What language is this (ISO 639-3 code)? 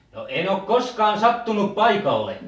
fin